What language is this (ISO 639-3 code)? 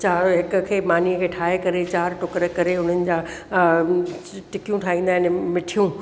snd